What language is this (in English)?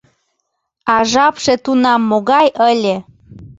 Mari